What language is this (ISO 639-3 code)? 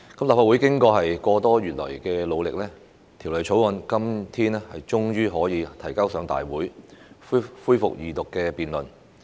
yue